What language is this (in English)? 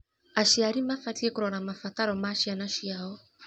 Kikuyu